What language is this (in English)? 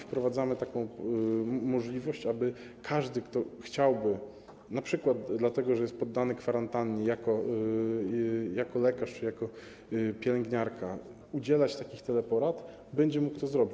Polish